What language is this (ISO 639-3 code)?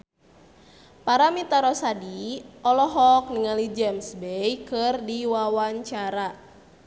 sun